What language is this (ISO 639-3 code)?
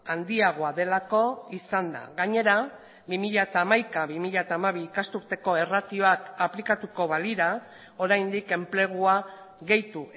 eus